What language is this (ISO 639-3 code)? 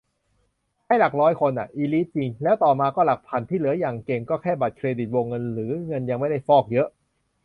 tha